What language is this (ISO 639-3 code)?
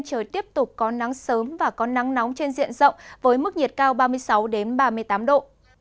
vie